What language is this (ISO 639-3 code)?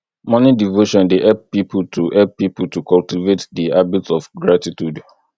pcm